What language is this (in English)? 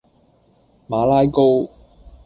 Cantonese